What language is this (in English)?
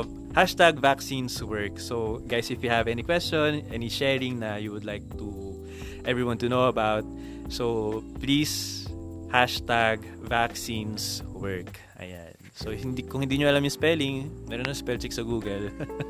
Filipino